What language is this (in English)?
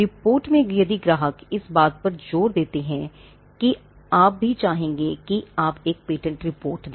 Hindi